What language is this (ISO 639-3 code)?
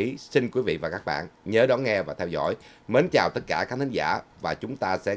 vie